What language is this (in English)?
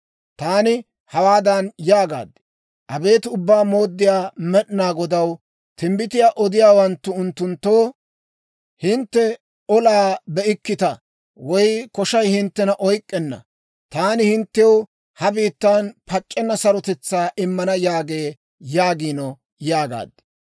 Dawro